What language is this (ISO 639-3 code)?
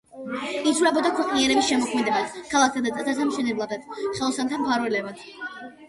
kat